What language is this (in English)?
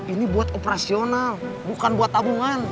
Indonesian